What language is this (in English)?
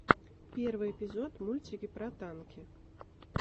Russian